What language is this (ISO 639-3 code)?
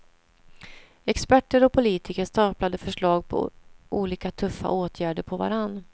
swe